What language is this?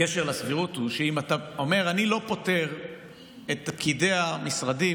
Hebrew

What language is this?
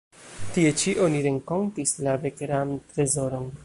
Esperanto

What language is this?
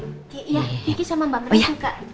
Indonesian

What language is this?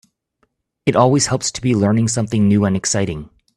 English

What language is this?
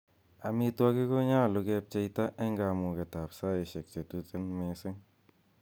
Kalenjin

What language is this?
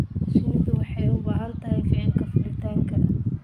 Somali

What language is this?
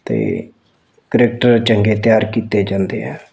Punjabi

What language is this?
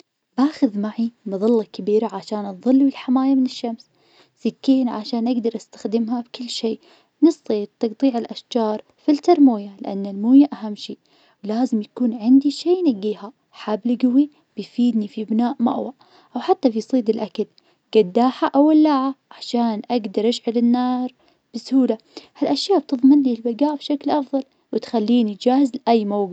Najdi Arabic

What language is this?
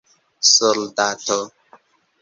Esperanto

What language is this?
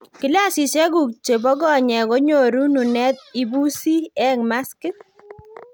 Kalenjin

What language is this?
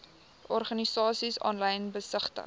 Afrikaans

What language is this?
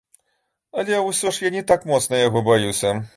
Belarusian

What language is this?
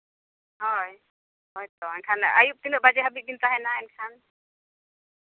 Santali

